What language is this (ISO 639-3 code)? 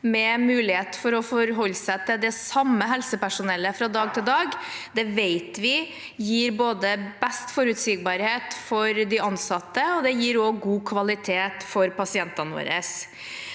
nor